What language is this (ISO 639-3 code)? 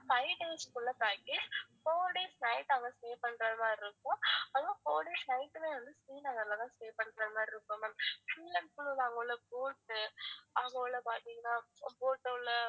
tam